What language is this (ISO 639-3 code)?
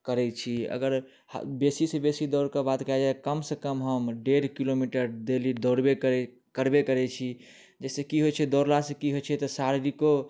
mai